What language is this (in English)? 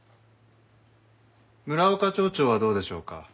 Japanese